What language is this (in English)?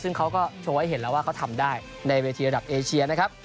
Thai